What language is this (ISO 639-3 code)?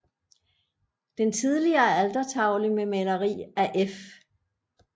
dan